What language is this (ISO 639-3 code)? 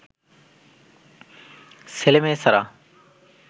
ben